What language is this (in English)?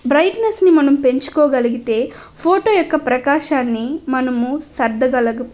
Telugu